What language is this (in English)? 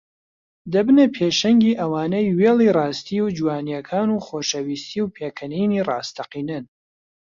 Central Kurdish